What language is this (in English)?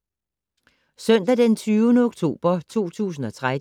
Danish